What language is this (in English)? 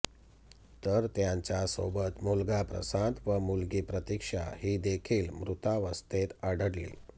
Marathi